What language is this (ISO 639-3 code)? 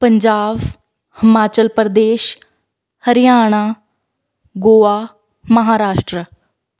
pan